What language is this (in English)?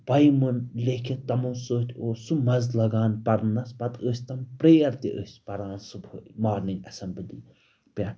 Kashmiri